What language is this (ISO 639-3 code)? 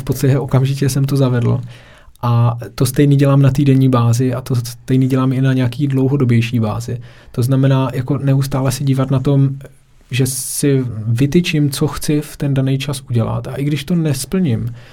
ces